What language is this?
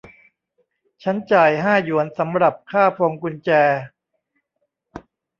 Thai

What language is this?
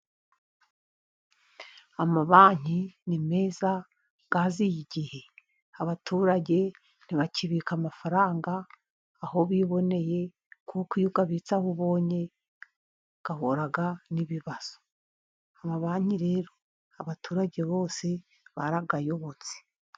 Kinyarwanda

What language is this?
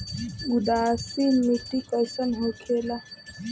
Bhojpuri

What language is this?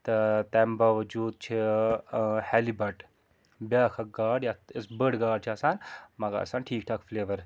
Kashmiri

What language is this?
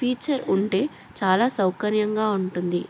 Telugu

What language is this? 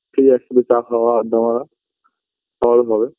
Bangla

